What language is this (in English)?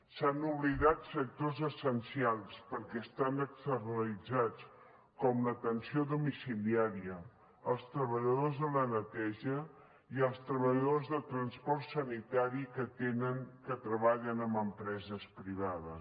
Catalan